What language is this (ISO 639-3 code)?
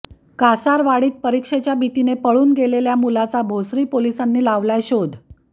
mar